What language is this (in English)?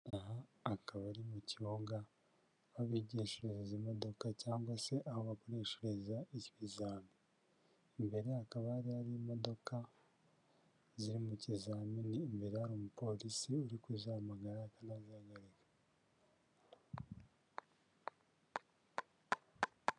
Kinyarwanda